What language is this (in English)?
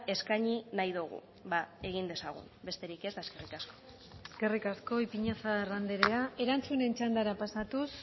Basque